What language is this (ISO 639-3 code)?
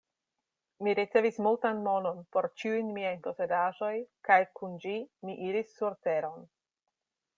epo